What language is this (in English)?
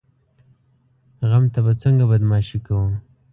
Pashto